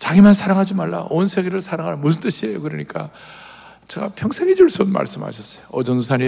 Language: Korean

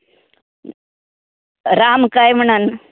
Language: Konkani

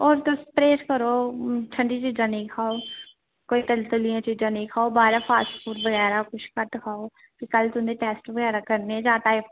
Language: Dogri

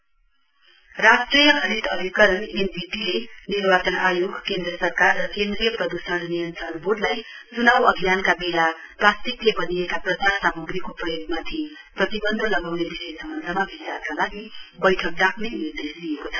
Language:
Nepali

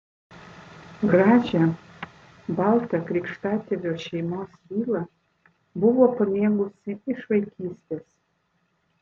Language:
Lithuanian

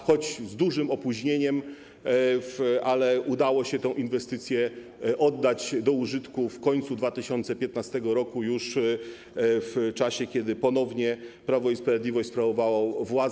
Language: Polish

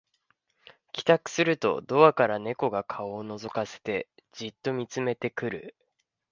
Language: Japanese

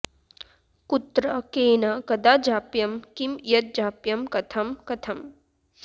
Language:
Sanskrit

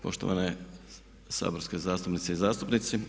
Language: Croatian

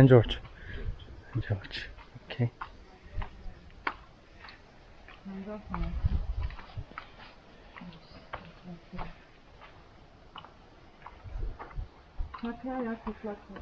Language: Turkish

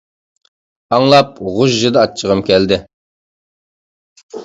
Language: Uyghur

